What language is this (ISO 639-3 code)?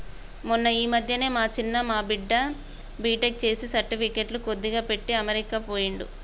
tel